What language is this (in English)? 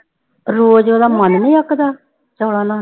Punjabi